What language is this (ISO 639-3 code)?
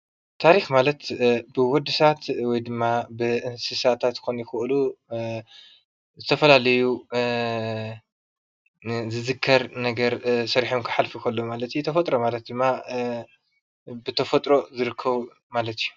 tir